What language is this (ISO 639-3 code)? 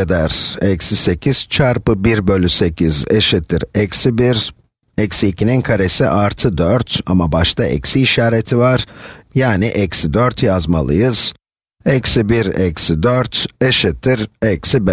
tur